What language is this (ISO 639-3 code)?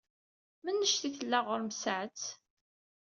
kab